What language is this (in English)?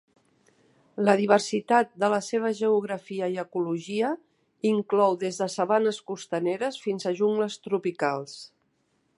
Catalan